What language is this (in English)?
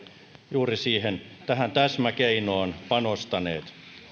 Finnish